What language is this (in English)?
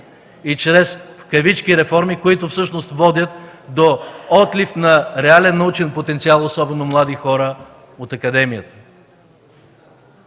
Bulgarian